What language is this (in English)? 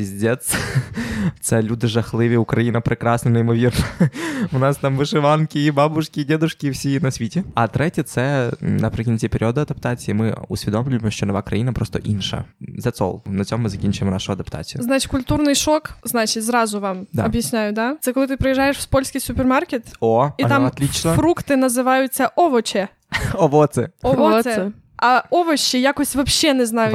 Ukrainian